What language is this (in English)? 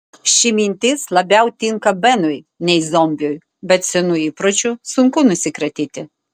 Lithuanian